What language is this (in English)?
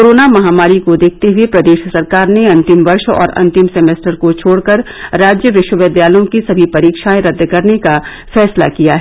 Hindi